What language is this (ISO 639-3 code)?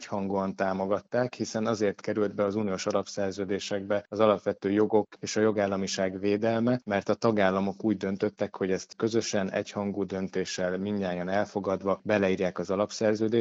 hun